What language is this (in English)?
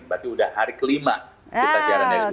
Indonesian